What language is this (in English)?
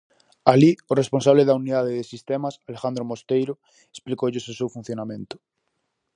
Galician